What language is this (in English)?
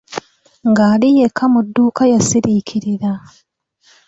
Ganda